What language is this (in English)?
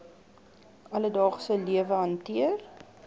Afrikaans